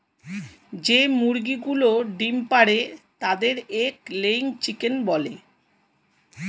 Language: Bangla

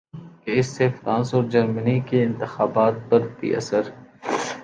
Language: Urdu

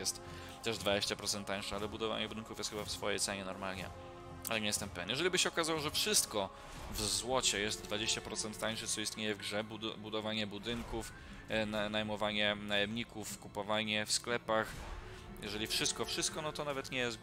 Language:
Polish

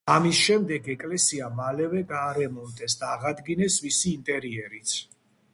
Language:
Georgian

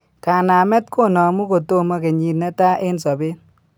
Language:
Kalenjin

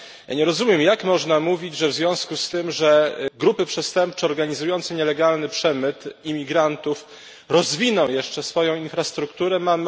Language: Polish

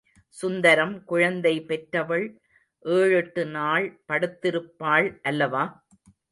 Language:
Tamil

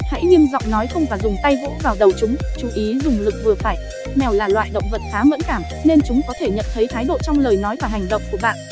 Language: Vietnamese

